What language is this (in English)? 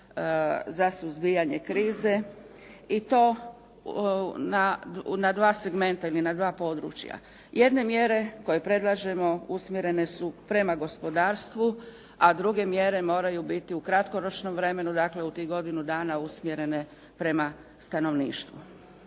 Croatian